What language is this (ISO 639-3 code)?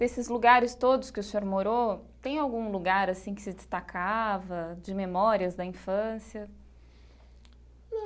por